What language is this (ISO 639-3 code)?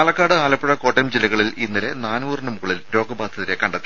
mal